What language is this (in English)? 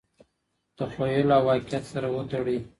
Pashto